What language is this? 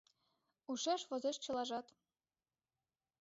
Mari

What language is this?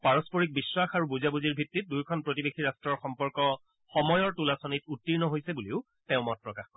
Assamese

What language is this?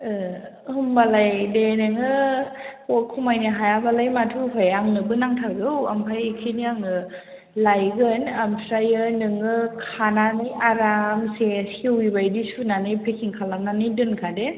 Bodo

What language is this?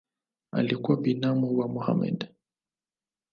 Swahili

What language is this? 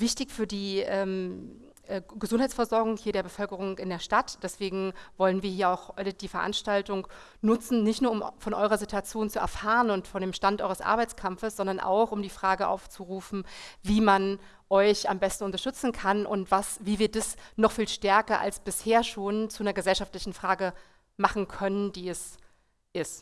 German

